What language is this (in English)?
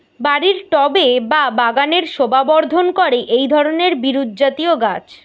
Bangla